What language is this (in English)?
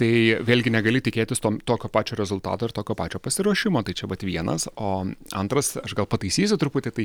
Lithuanian